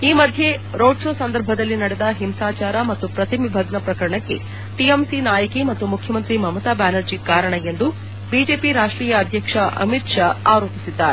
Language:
Kannada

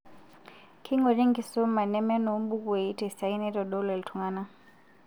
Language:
Masai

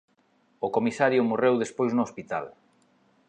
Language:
Galician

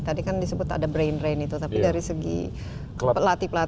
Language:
Indonesian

